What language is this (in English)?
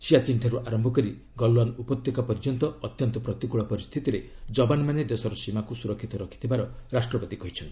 Odia